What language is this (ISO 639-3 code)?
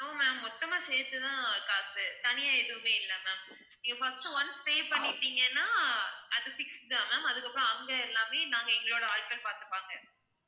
tam